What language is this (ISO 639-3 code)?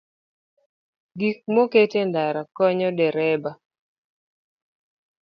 luo